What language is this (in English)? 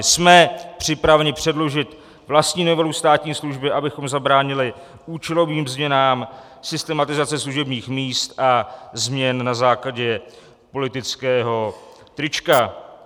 Czech